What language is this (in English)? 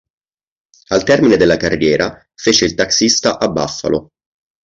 Italian